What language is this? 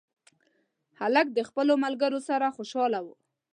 Pashto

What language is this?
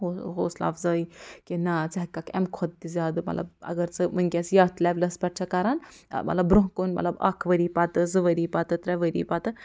Kashmiri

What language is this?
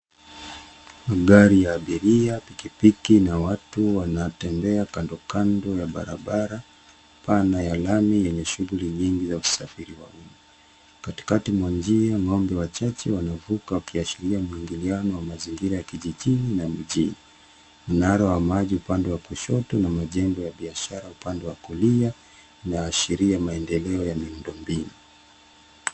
Swahili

